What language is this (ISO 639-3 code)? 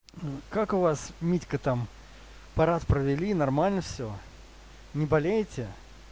rus